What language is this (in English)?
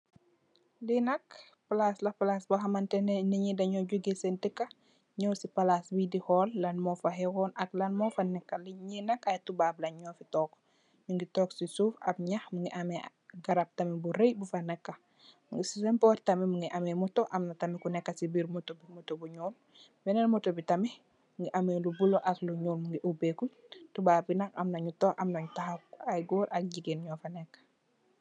Wolof